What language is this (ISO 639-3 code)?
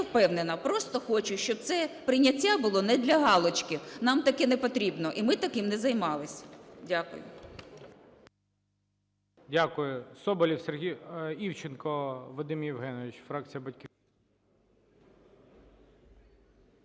ukr